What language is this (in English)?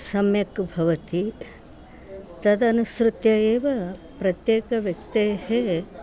Sanskrit